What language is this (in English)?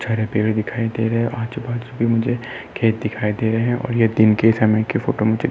Hindi